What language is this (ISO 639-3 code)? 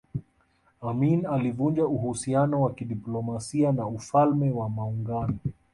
swa